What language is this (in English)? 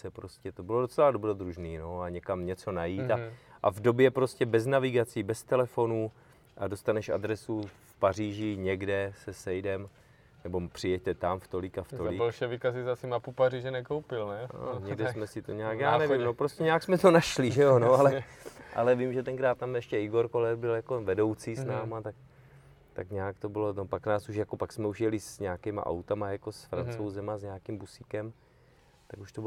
Czech